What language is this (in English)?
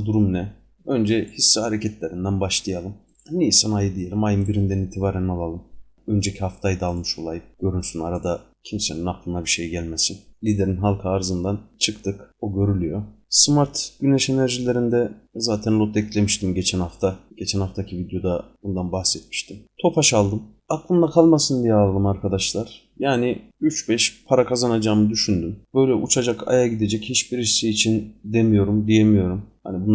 Turkish